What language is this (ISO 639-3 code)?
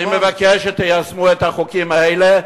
heb